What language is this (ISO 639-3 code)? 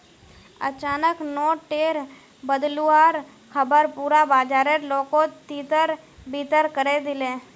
mag